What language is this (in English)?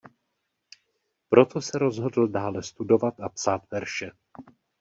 Czech